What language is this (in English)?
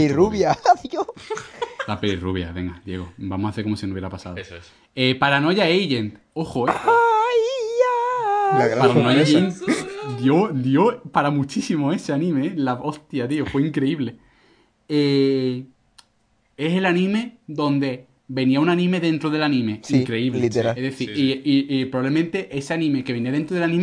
Spanish